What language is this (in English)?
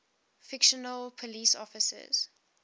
English